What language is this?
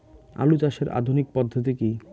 Bangla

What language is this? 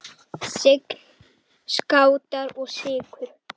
Icelandic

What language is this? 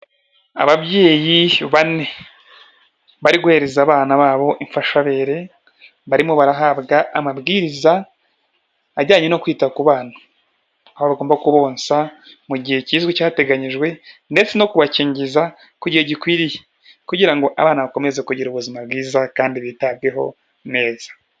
Kinyarwanda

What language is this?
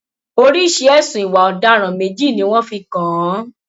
Yoruba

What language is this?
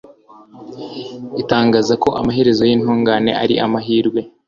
Kinyarwanda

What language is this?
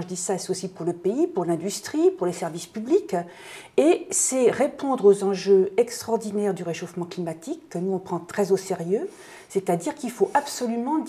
French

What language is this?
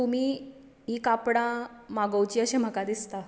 Konkani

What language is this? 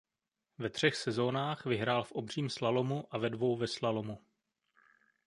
Czech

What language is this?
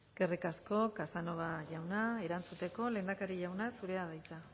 Basque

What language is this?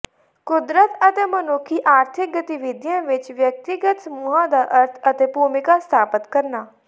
Punjabi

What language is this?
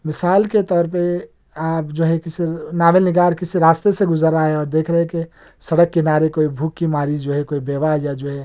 Urdu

